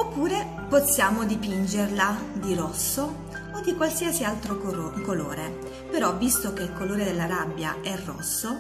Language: Italian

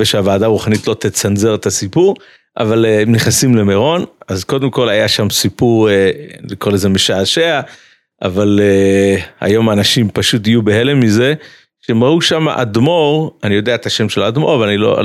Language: Hebrew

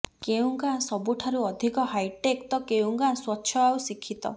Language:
Odia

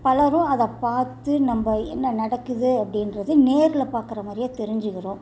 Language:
Tamil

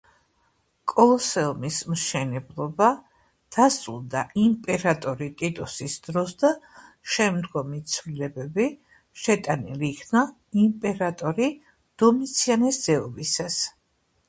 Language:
Georgian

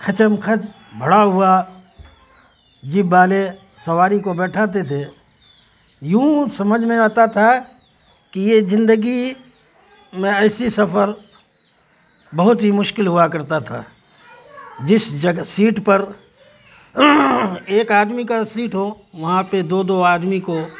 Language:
Urdu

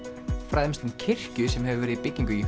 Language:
Icelandic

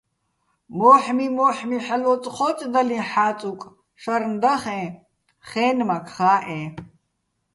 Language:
Bats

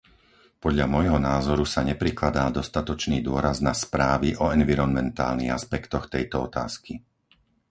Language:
Slovak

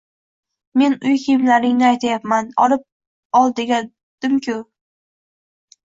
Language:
Uzbek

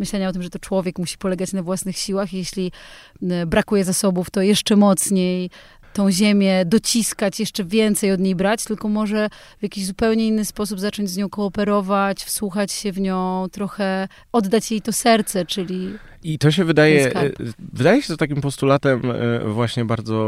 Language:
Polish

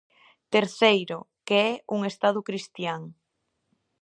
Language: Galician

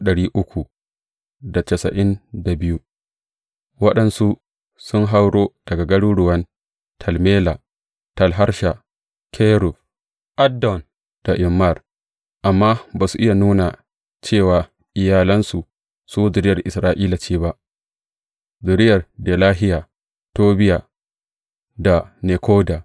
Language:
Hausa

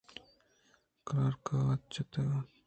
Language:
Eastern Balochi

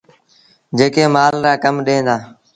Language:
Sindhi Bhil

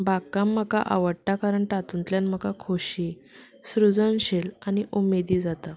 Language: Konkani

